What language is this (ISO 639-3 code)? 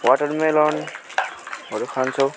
nep